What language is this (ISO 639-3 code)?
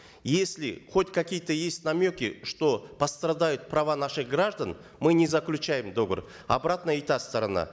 kaz